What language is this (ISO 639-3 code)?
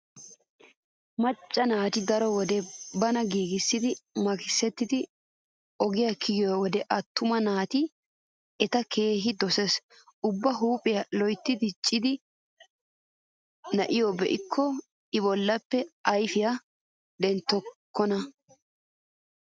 wal